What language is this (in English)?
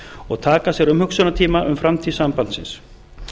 Icelandic